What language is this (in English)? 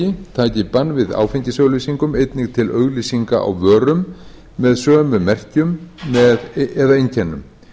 Icelandic